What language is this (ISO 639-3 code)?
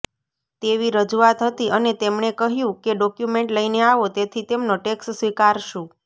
guj